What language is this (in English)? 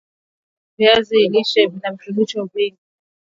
Swahili